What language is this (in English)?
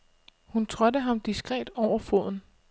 Danish